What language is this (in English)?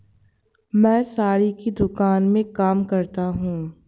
Hindi